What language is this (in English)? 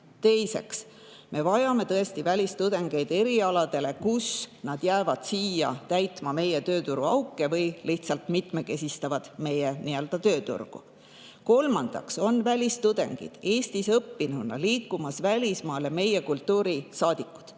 Estonian